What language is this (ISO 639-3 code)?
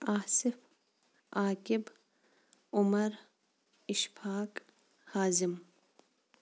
kas